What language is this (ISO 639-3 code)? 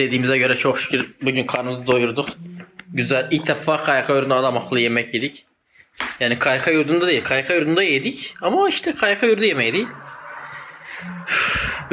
tur